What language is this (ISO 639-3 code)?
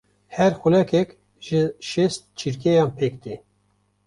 kur